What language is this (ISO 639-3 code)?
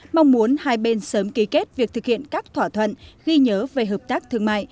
vie